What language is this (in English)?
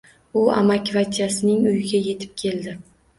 Uzbek